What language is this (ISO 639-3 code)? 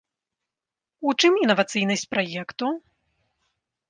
bel